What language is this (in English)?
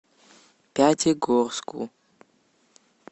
Russian